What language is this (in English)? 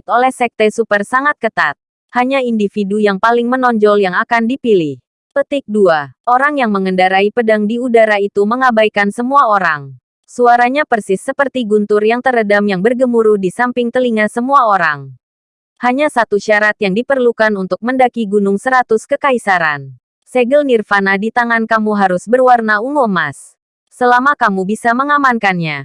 Indonesian